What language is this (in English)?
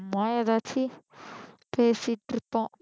Tamil